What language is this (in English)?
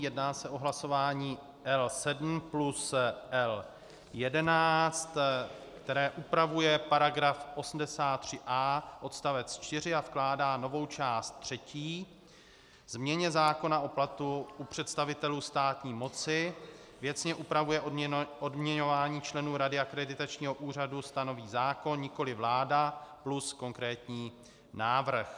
Czech